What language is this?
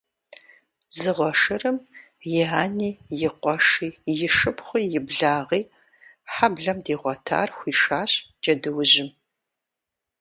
Kabardian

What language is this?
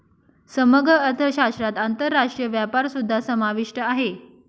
Marathi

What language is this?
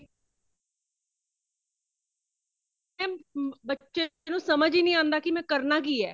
Punjabi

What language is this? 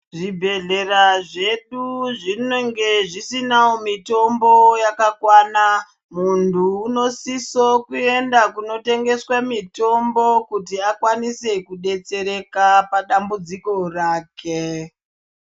Ndau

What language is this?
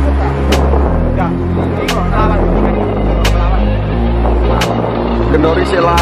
Indonesian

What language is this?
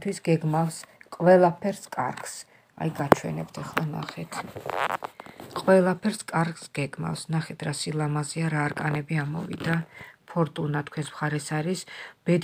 Romanian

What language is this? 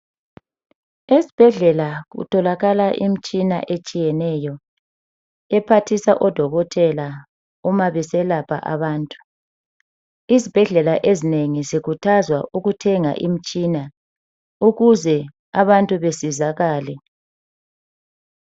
North Ndebele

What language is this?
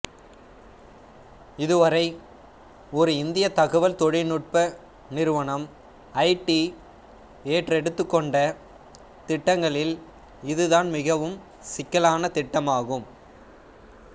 Tamil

